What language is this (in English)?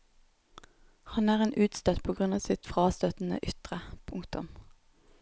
Norwegian